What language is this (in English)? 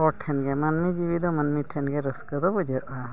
Santali